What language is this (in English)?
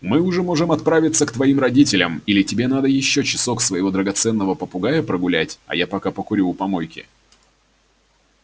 Russian